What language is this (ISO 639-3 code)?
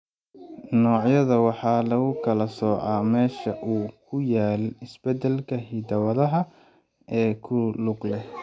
som